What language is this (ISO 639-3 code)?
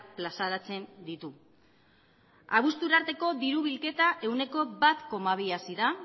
eus